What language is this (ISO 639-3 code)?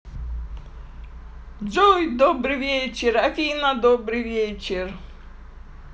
rus